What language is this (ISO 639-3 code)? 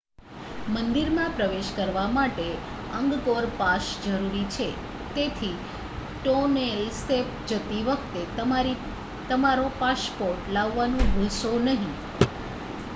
guj